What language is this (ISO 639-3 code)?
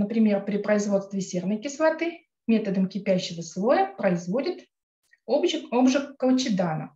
rus